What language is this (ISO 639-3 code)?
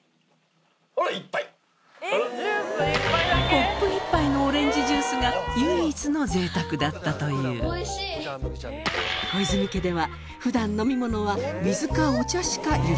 jpn